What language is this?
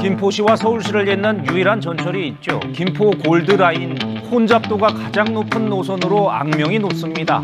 Korean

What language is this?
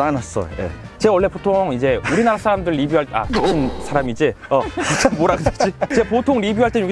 Korean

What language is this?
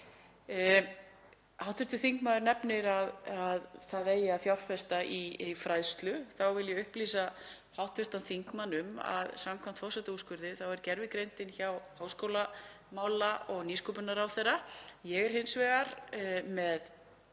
Icelandic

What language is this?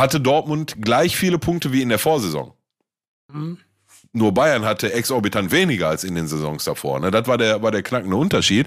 German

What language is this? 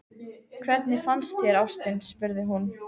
Icelandic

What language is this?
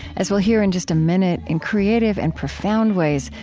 English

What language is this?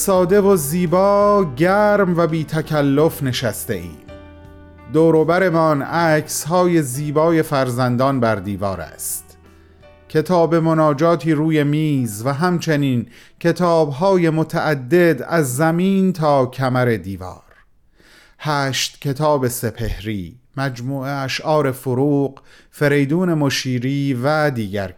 Persian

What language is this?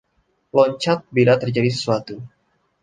Indonesian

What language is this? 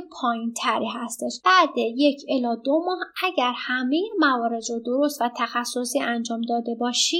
Persian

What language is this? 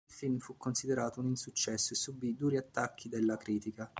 Italian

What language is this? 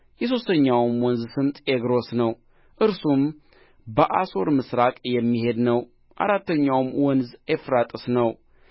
Amharic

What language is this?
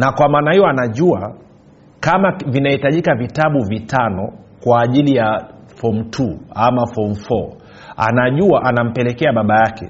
Swahili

